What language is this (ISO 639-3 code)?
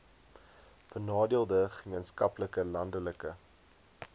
afr